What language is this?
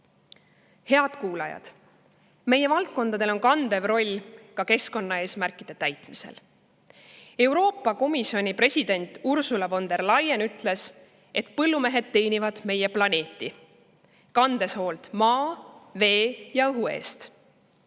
Estonian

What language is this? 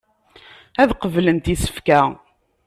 Kabyle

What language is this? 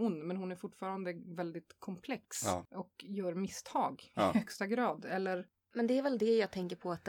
Swedish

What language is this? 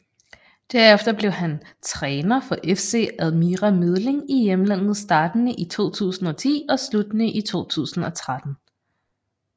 Danish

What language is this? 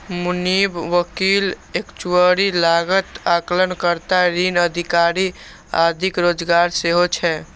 Maithili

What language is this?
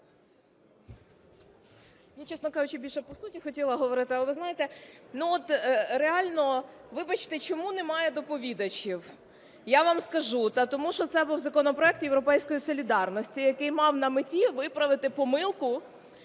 Ukrainian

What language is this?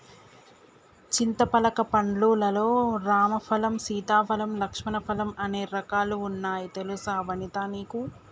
Telugu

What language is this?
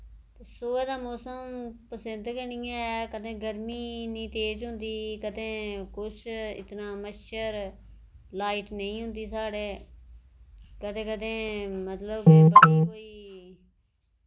Dogri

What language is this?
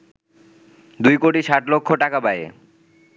Bangla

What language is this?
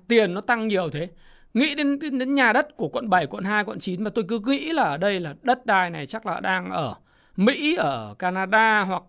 Vietnamese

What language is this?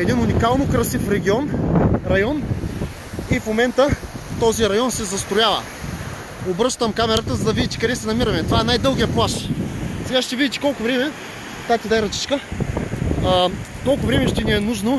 Bulgarian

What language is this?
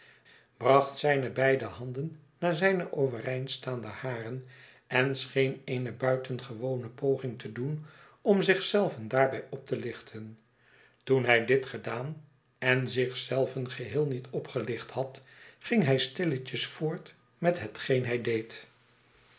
Dutch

